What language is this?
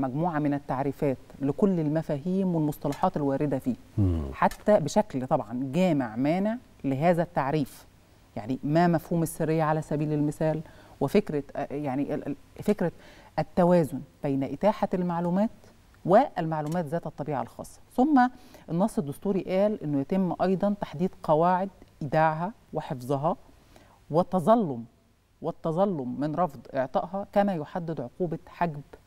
Arabic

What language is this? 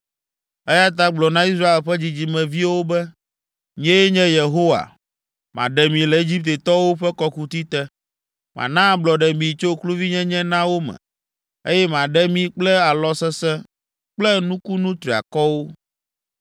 Ewe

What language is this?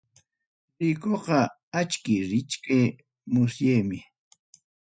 Ayacucho Quechua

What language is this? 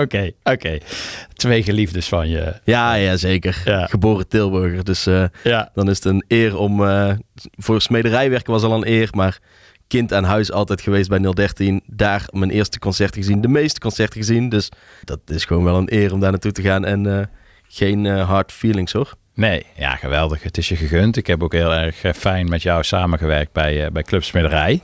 Dutch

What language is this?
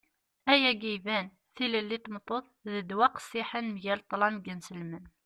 Kabyle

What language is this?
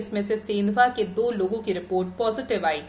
Hindi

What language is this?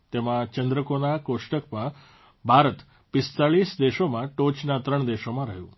Gujarati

